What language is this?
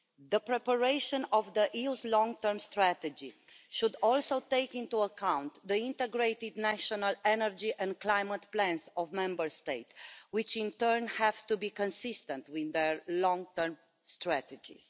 English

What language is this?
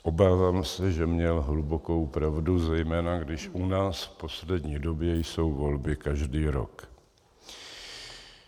Czech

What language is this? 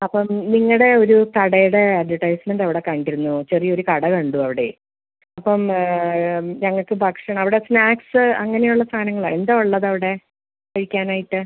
Malayalam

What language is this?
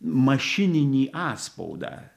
Lithuanian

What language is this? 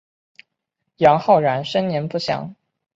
Chinese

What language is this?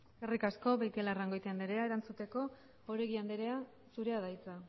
Basque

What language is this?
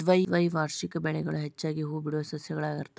Kannada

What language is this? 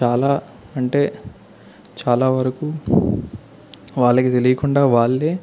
Telugu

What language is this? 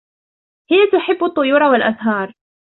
Arabic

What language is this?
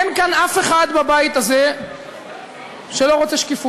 Hebrew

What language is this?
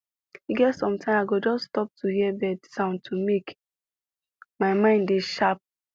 Nigerian Pidgin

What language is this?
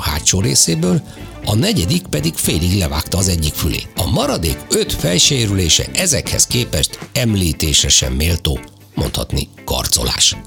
Hungarian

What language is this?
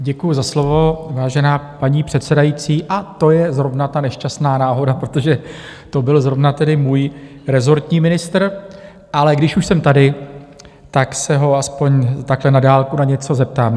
Czech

